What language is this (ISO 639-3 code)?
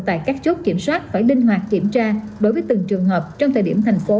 vie